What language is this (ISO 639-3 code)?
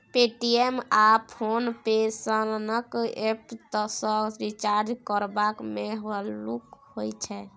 mai